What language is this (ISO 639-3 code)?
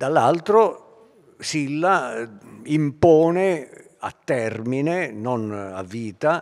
ita